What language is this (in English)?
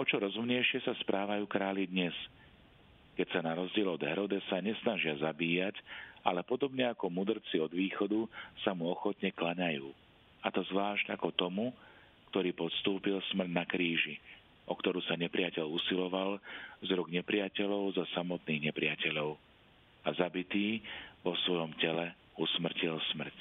Slovak